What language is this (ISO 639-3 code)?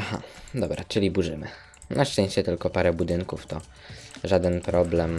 pol